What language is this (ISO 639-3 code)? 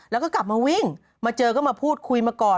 tha